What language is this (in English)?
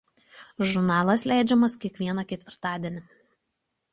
Lithuanian